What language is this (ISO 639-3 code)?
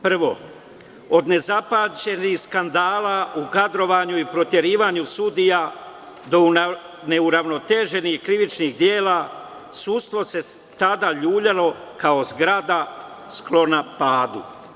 srp